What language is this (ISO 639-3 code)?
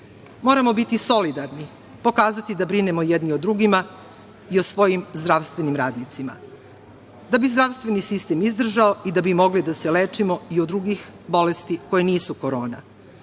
srp